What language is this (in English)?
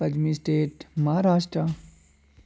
Dogri